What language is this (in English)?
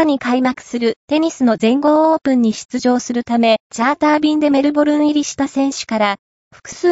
Japanese